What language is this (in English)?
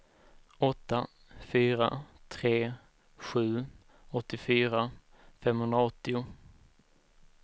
Swedish